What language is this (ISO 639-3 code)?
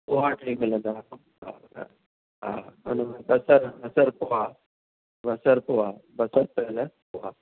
snd